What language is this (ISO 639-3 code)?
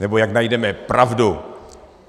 ces